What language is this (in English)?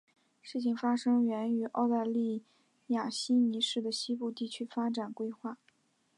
Chinese